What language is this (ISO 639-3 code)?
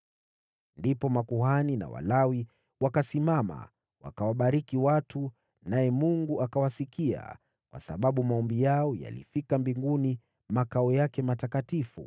swa